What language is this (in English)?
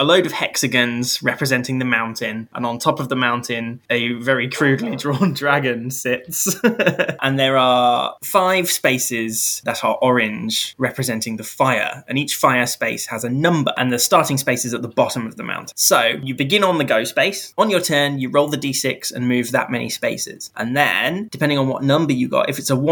English